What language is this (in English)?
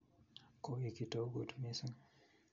Kalenjin